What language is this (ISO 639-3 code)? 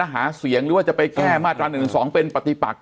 tha